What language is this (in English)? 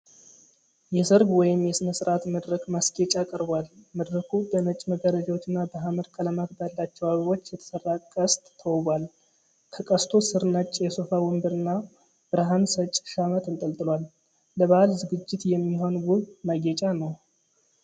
Amharic